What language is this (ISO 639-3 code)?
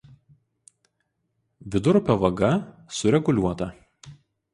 lit